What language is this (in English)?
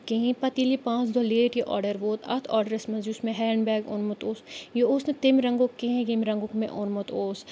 Kashmiri